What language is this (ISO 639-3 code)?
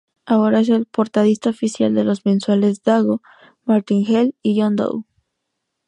spa